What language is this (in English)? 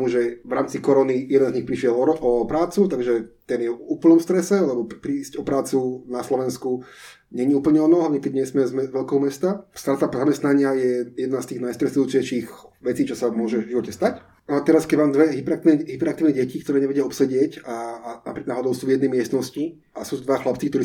Slovak